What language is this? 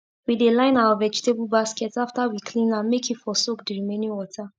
Nigerian Pidgin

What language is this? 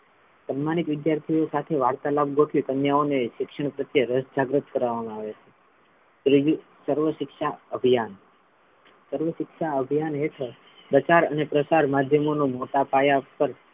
Gujarati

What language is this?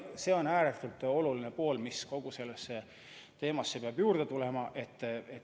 Estonian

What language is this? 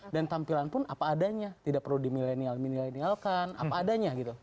Indonesian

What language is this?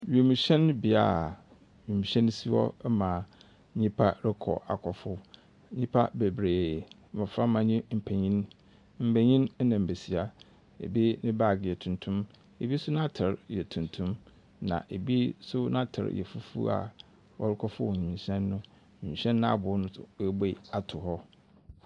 Akan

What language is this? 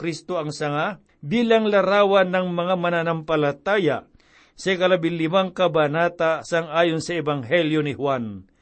Filipino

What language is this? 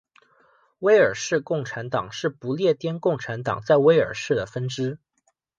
Chinese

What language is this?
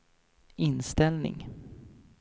Swedish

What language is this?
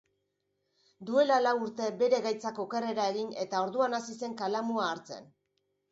Basque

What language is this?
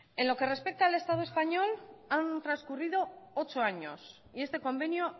Spanish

